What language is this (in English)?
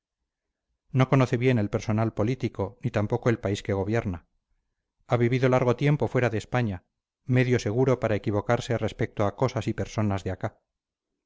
Spanish